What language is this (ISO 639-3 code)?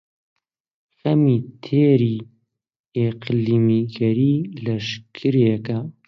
ckb